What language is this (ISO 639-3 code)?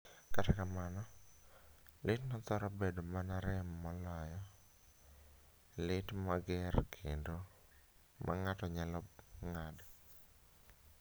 luo